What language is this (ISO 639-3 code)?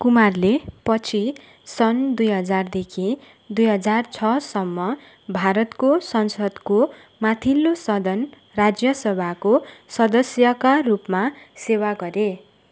nep